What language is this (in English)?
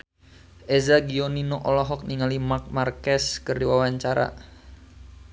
Sundanese